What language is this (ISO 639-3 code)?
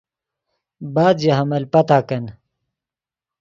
ydg